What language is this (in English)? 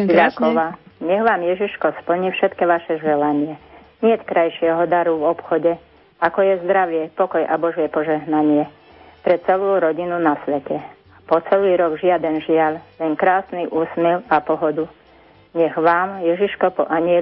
Slovak